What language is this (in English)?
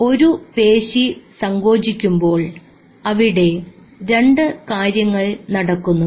Malayalam